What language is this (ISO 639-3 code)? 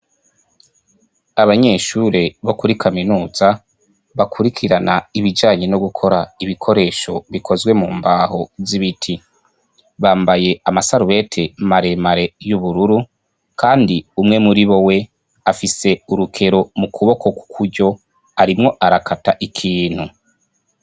run